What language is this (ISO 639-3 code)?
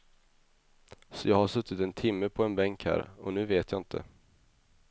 swe